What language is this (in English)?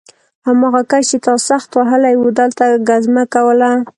Pashto